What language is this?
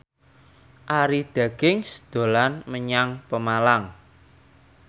Javanese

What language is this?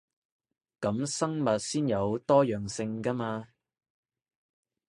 Cantonese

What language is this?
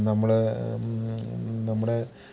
Malayalam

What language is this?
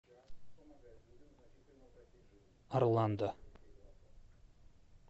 Russian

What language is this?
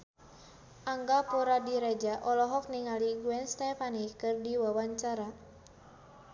Sundanese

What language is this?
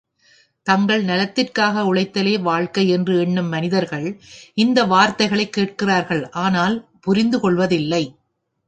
Tamil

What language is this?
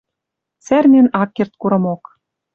Western Mari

